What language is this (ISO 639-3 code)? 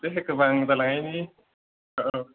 brx